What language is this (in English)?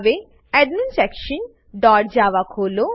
Gujarati